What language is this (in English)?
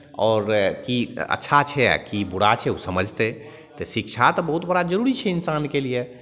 Maithili